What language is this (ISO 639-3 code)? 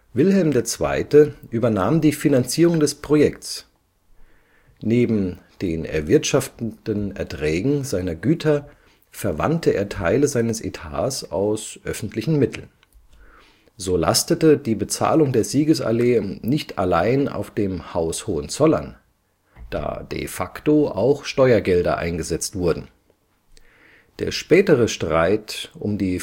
deu